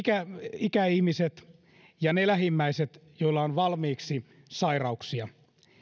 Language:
Finnish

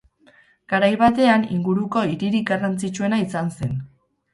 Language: Basque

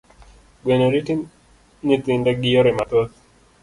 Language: Luo (Kenya and Tanzania)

